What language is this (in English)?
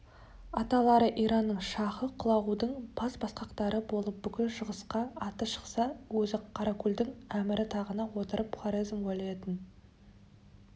Kazakh